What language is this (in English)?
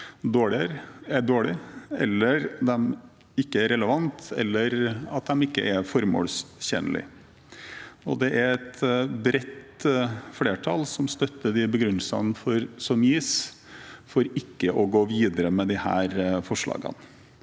Norwegian